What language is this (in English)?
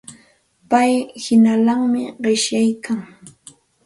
Santa Ana de Tusi Pasco Quechua